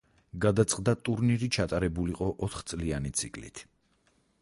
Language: Georgian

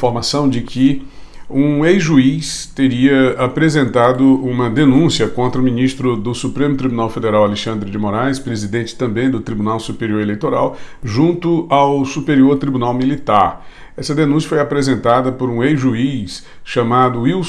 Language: Portuguese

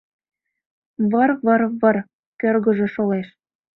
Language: Mari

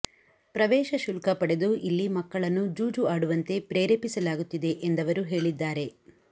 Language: Kannada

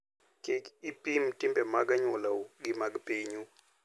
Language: Luo (Kenya and Tanzania)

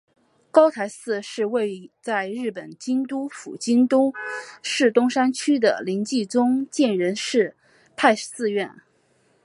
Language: Chinese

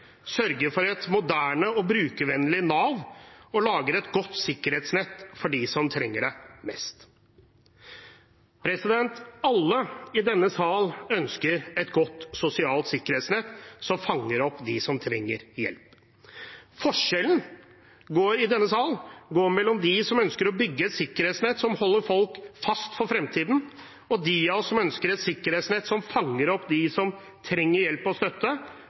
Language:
Norwegian Bokmål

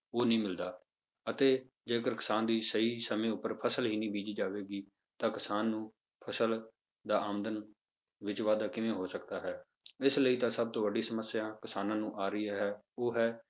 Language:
Punjabi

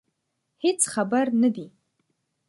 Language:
Pashto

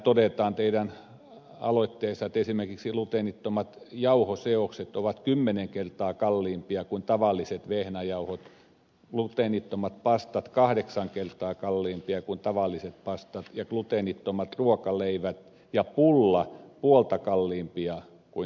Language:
Finnish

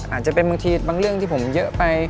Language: Thai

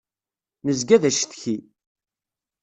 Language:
Kabyle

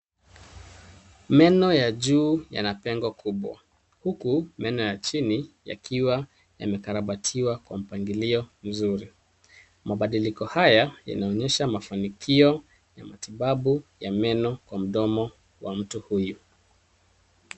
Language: Swahili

